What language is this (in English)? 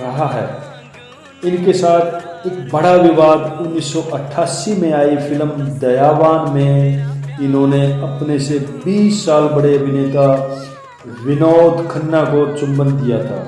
Hindi